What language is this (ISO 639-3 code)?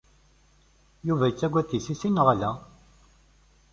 kab